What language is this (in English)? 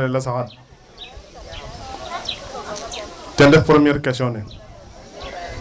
Wolof